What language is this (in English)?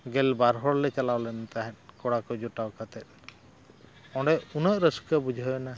Santali